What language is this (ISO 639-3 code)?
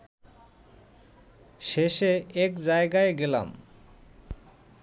ben